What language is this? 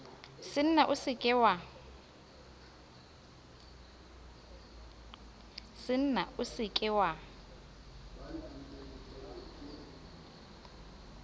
Southern Sotho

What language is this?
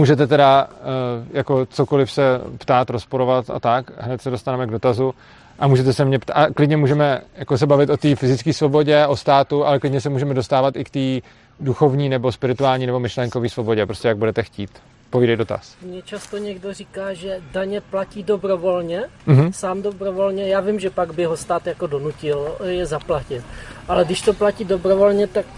Czech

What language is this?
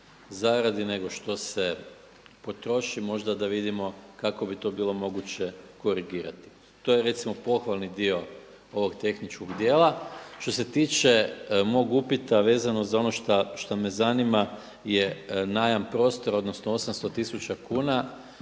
Croatian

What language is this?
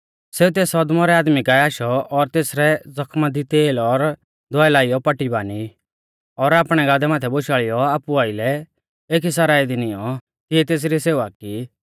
Mahasu Pahari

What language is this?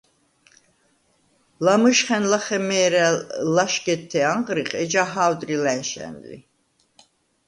Svan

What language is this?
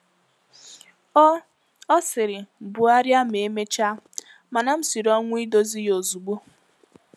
Igbo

